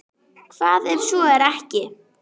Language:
Icelandic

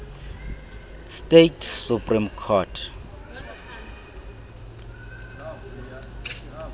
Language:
Xhosa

